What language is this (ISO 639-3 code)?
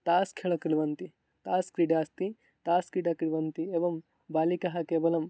san